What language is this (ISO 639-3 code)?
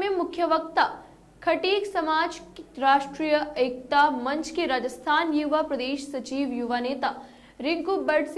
hin